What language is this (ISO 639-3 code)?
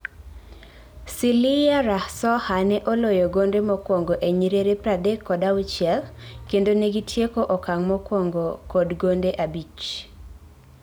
luo